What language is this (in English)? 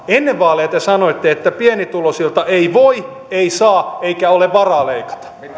Finnish